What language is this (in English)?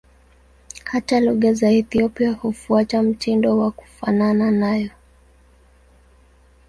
Swahili